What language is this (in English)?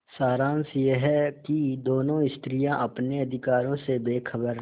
Hindi